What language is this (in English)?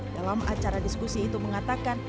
Indonesian